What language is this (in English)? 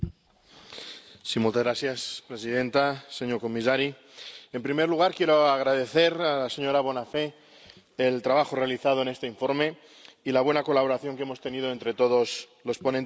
Spanish